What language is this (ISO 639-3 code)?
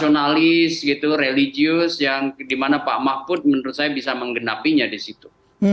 ind